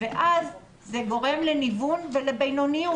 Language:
Hebrew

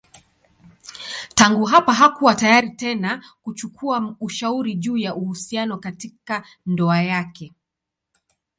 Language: Swahili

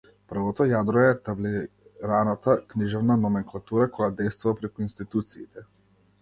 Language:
Macedonian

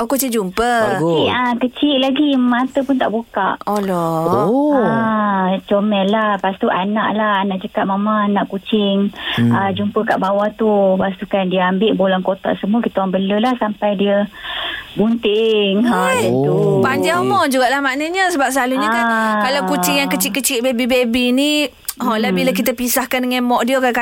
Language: Malay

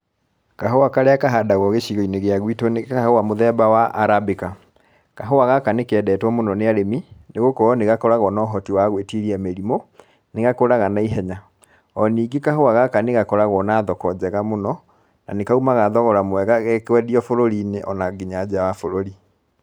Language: Kikuyu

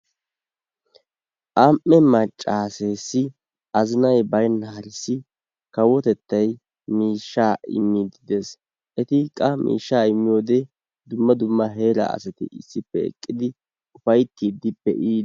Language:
Wolaytta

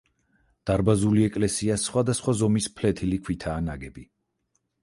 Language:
Georgian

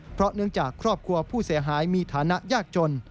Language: Thai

